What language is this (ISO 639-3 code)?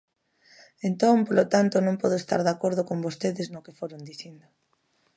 glg